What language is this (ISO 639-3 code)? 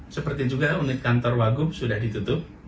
ind